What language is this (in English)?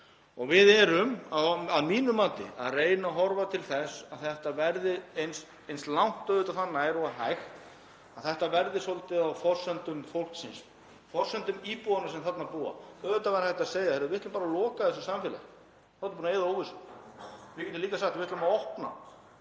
Icelandic